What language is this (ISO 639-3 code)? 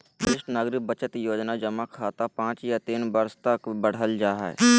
mag